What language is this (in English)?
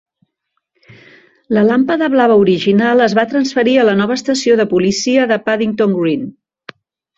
Catalan